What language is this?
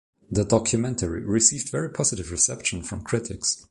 English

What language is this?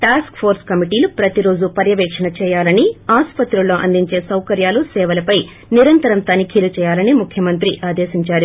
Telugu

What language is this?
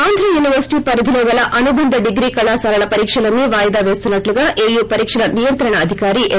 Telugu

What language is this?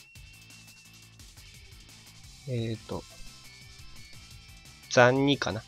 Japanese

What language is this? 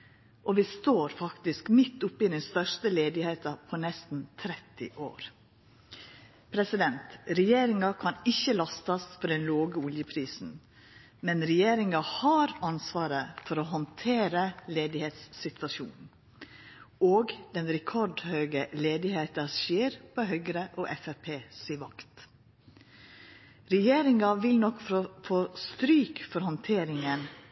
Norwegian Nynorsk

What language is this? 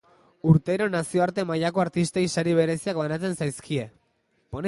Basque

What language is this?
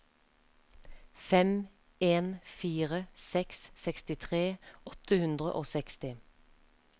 Norwegian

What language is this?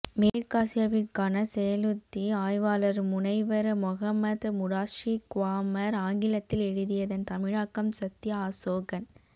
Tamil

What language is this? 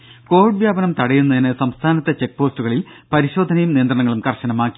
Malayalam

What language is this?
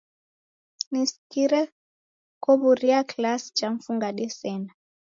Taita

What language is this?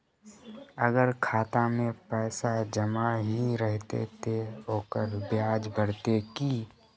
Magahi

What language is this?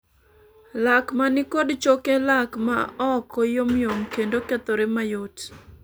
Luo (Kenya and Tanzania)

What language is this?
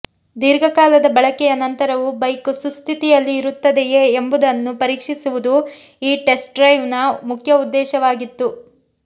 Kannada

